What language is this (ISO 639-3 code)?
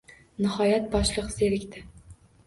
uzb